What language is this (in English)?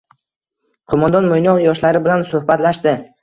Uzbek